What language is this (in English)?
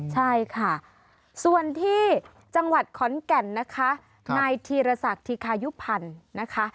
Thai